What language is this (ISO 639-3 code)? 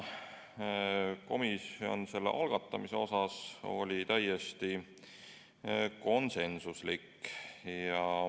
est